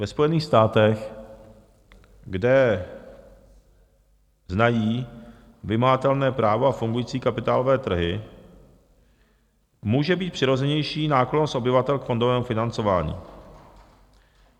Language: Czech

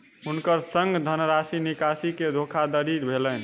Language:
Maithili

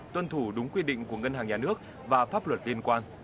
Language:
Vietnamese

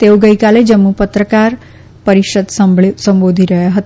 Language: Gujarati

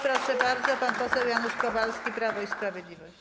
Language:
Polish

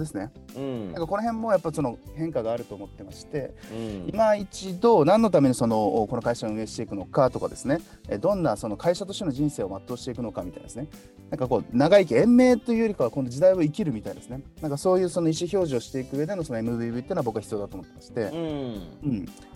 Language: Japanese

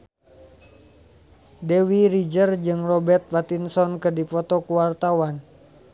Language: Sundanese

